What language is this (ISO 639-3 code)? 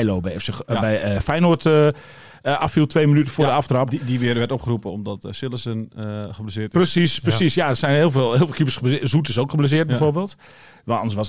nld